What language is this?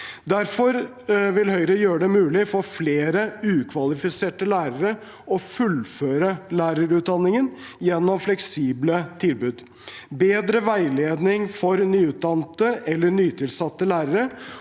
Norwegian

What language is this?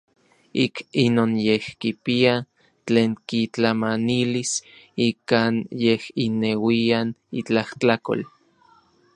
Orizaba Nahuatl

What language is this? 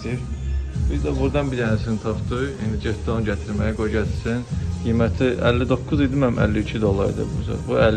Turkish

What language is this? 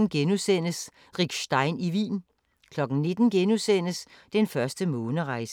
Danish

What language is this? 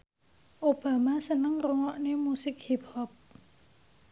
Javanese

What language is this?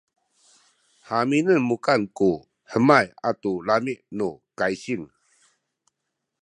Sakizaya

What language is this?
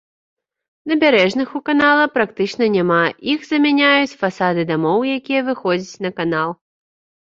Belarusian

